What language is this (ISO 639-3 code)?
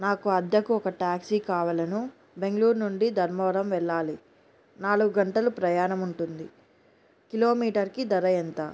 tel